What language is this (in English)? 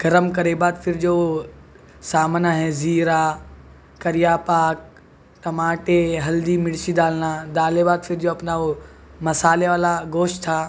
Urdu